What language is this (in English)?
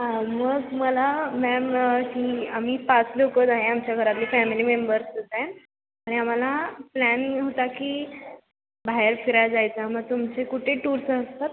Marathi